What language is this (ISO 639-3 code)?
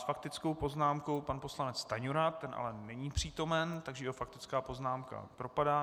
ces